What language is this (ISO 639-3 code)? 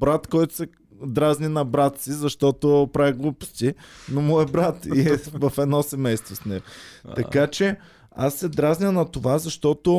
bul